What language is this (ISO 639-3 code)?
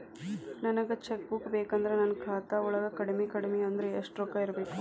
kan